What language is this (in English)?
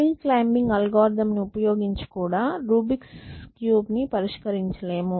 Telugu